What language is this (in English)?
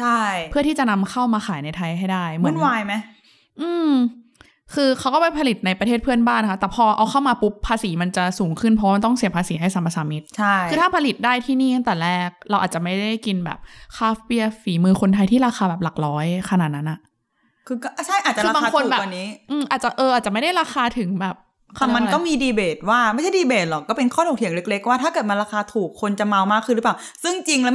Thai